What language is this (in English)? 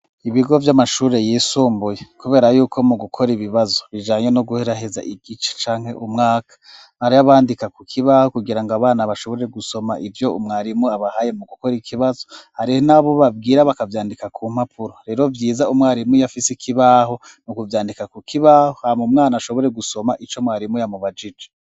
Rundi